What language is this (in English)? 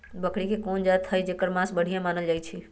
Magahi